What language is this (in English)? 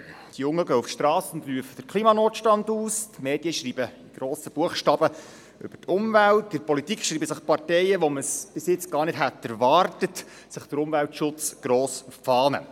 Swiss German